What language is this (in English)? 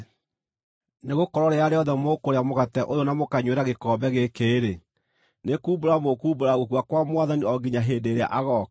Kikuyu